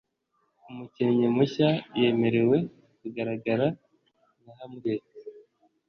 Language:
Kinyarwanda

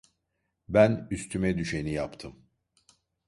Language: Turkish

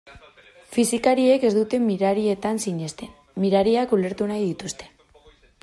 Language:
Basque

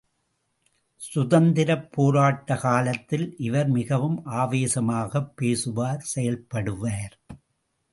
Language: Tamil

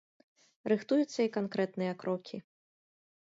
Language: Belarusian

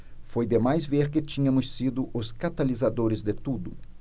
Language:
Portuguese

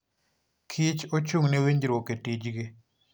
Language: Luo (Kenya and Tanzania)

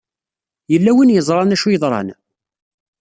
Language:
Kabyle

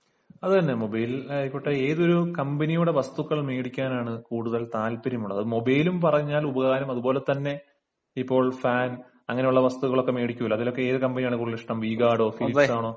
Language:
Malayalam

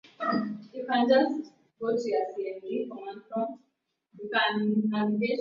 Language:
Swahili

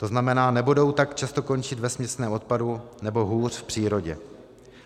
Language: Czech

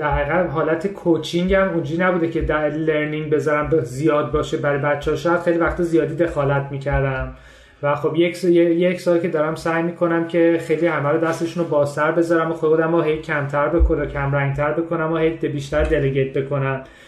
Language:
Persian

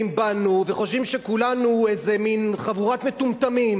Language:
Hebrew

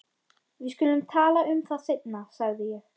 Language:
Icelandic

